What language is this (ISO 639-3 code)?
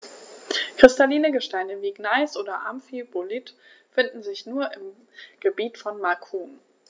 deu